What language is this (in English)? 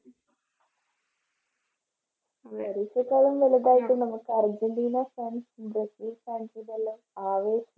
Malayalam